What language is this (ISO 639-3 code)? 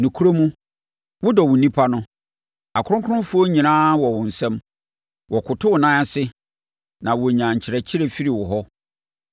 aka